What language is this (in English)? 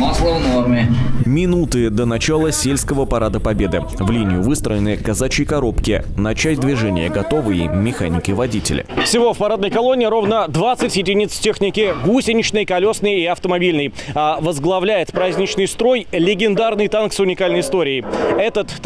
Russian